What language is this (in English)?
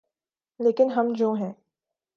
Urdu